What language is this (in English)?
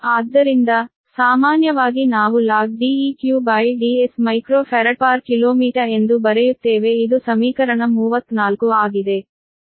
Kannada